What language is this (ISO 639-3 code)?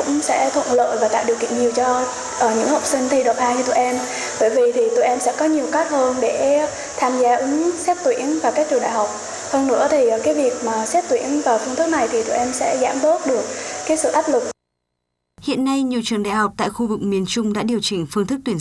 vie